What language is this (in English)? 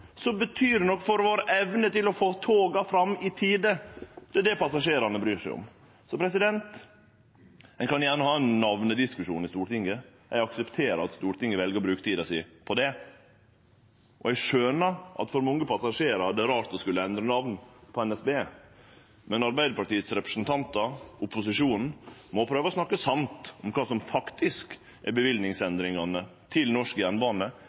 Norwegian Nynorsk